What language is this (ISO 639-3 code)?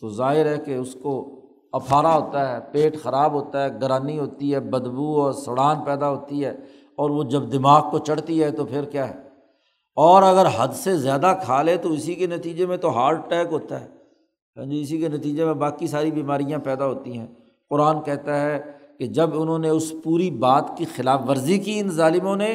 urd